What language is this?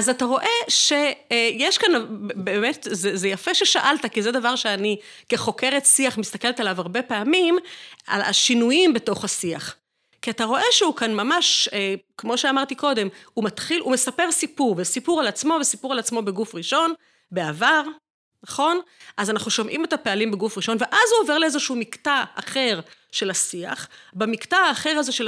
Hebrew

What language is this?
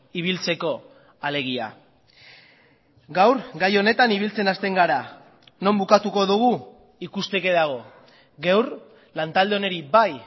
Basque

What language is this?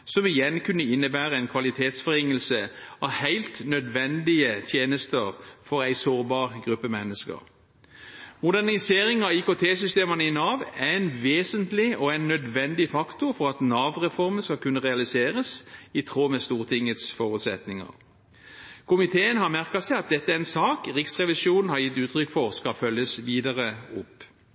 Norwegian Bokmål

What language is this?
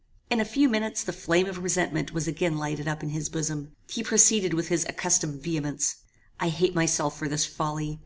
English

